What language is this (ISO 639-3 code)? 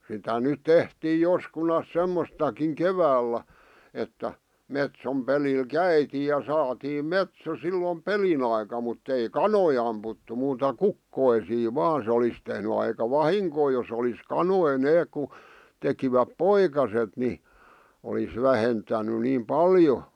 fin